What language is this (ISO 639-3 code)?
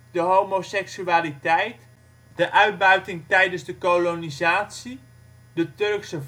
nld